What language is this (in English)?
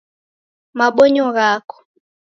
Taita